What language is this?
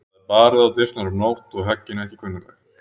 Icelandic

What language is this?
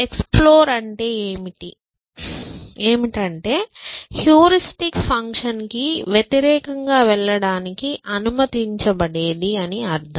Telugu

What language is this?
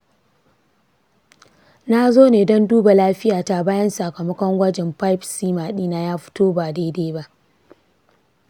Hausa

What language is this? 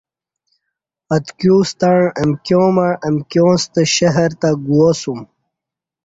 Kati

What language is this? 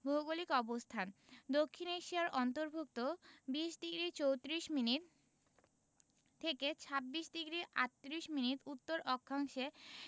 Bangla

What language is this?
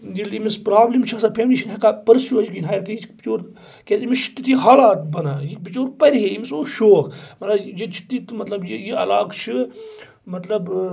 Kashmiri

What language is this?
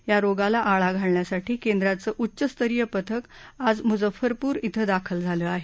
Marathi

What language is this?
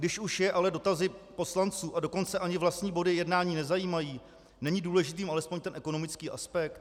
Czech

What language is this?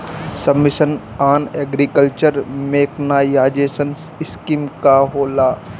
Bhojpuri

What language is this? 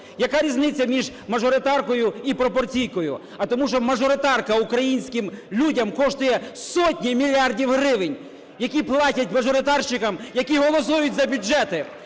Ukrainian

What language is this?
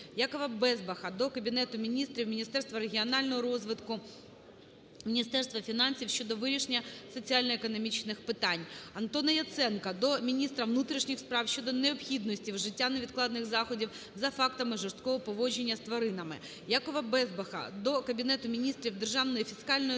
Ukrainian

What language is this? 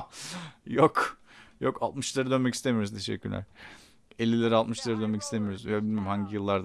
Turkish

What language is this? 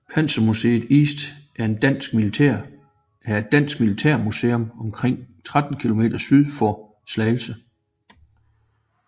Danish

